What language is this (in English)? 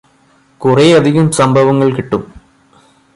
Malayalam